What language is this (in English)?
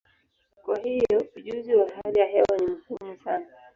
Swahili